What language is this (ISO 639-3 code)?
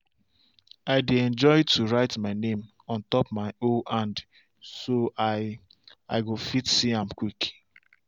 pcm